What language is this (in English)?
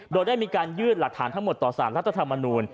Thai